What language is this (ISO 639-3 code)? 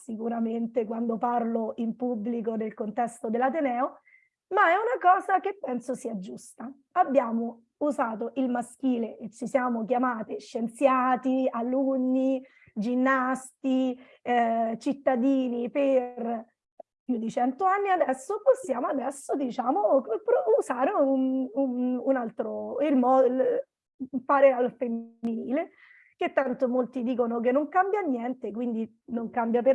ita